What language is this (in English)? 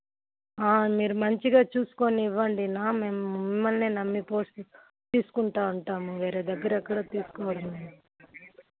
Telugu